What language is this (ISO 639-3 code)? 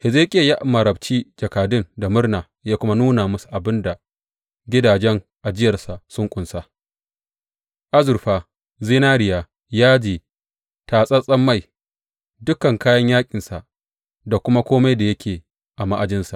hau